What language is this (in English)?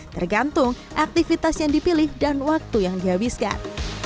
Indonesian